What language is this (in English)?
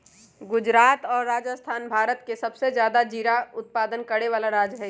Magahi